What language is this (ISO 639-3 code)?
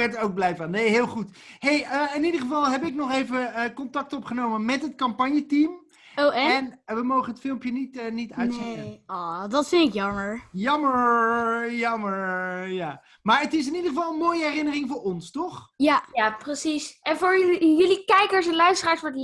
nld